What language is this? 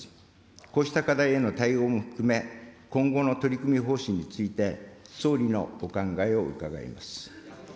Japanese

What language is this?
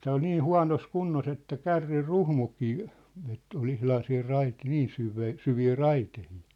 Finnish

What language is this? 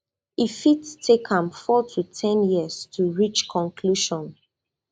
Nigerian Pidgin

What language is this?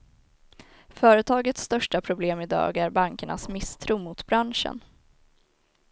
Swedish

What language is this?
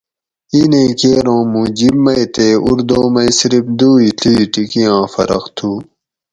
Gawri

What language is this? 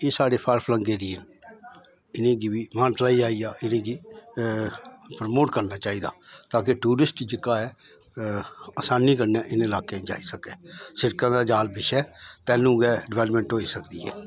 Dogri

